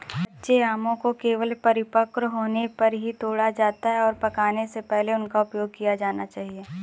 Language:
Hindi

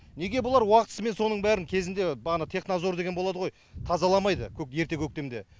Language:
Kazakh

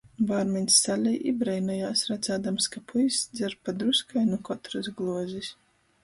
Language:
Latgalian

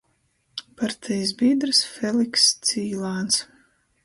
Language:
Latgalian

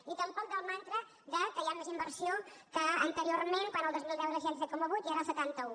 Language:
Catalan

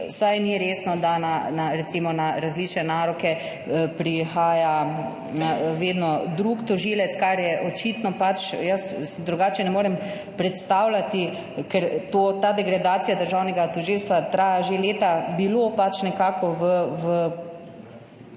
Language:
Slovenian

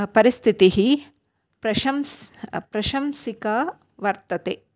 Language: Sanskrit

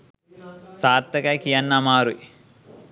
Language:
Sinhala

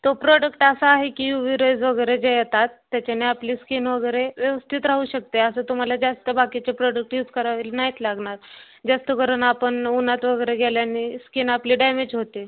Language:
Marathi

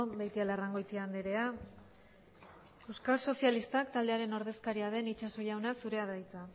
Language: Basque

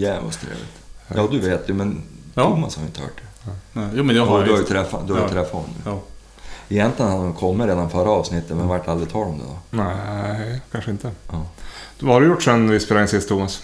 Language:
Swedish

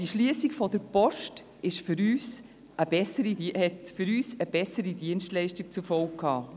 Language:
Swiss German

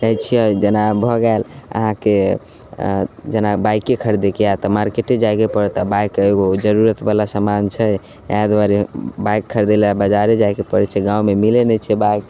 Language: Maithili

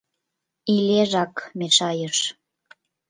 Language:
Mari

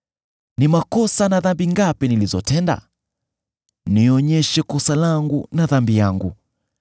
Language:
Swahili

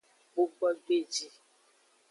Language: Aja (Benin)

